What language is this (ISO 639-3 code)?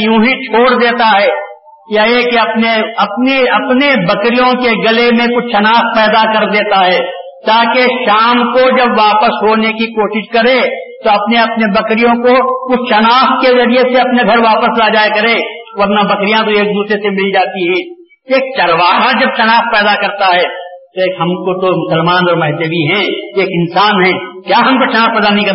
urd